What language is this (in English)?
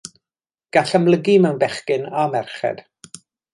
Welsh